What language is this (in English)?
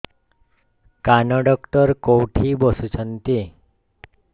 Odia